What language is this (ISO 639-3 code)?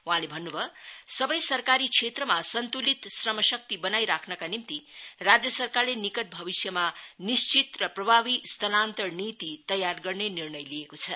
nep